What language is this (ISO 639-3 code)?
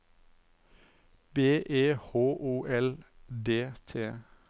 nor